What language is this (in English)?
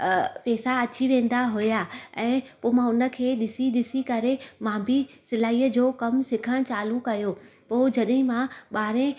Sindhi